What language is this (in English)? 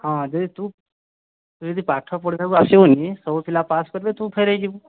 Odia